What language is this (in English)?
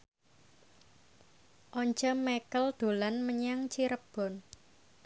Javanese